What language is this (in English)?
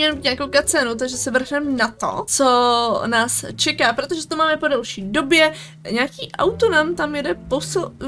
Czech